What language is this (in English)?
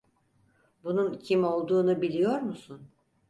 Turkish